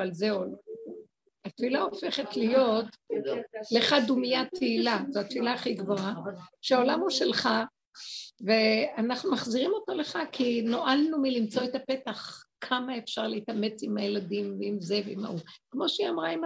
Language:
Hebrew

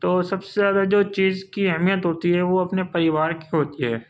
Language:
Urdu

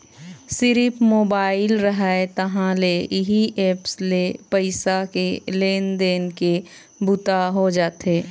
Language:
Chhattisgarhi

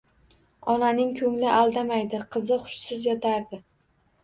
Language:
Uzbek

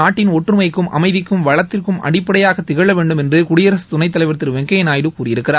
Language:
Tamil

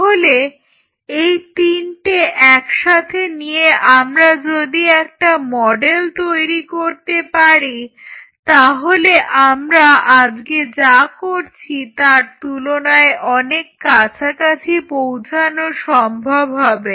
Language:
Bangla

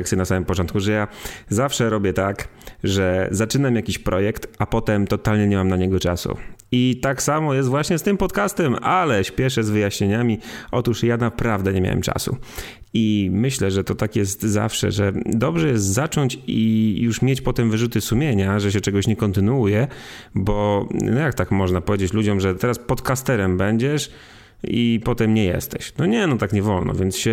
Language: Polish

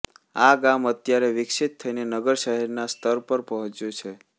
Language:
Gujarati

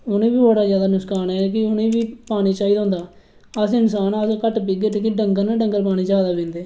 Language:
Dogri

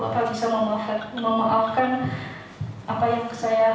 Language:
Indonesian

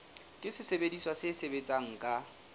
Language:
Southern Sotho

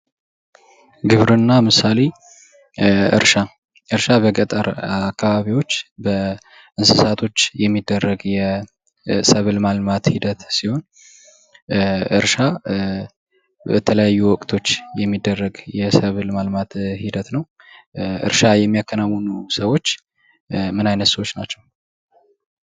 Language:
Amharic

